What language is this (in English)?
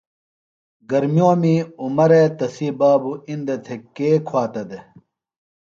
Phalura